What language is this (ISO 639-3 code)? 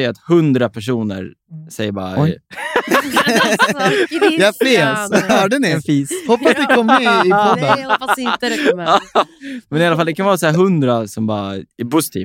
swe